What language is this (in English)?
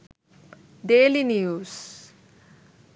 Sinhala